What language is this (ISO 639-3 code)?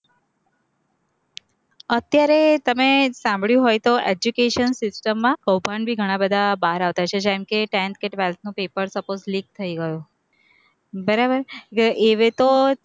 guj